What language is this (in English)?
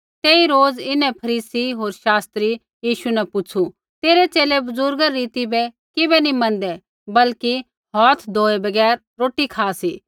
Kullu Pahari